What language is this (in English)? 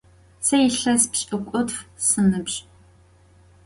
Adyghe